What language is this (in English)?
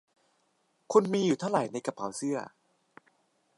Thai